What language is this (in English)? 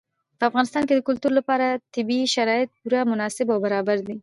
Pashto